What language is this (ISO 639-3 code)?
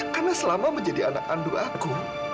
ind